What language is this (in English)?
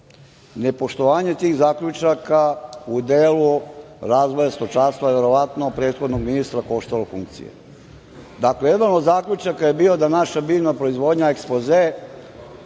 Serbian